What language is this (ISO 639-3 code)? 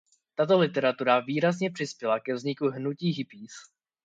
ces